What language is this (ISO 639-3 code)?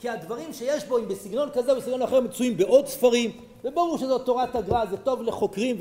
heb